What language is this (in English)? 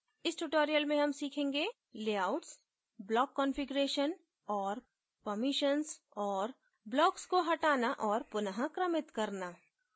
Hindi